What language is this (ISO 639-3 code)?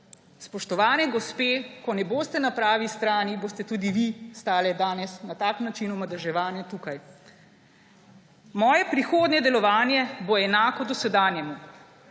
slv